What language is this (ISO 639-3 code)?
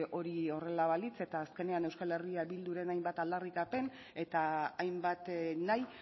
eus